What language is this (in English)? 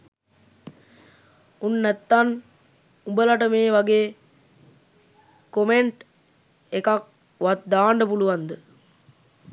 Sinhala